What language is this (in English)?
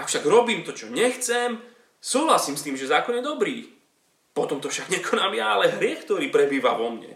Slovak